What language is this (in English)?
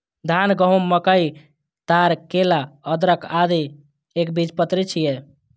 Maithili